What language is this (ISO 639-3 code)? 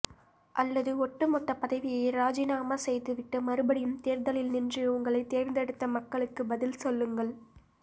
tam